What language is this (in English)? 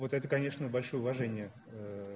Russian